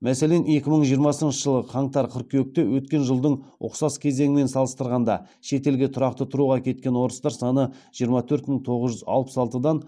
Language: Kazakh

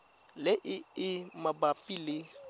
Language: Tswana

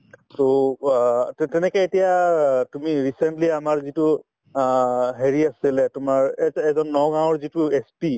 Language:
Assamese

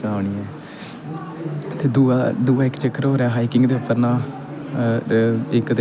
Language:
Dogri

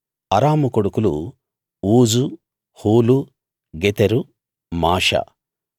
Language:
Telugu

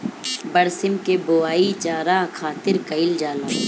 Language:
Bhojpuri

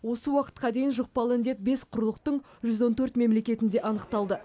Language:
Kazakh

